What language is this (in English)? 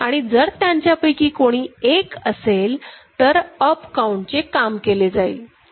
Marathi